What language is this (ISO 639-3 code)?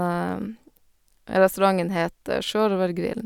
nor